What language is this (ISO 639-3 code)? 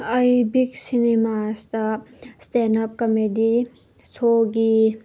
mni